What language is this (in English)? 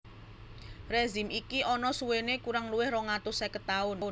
Javanese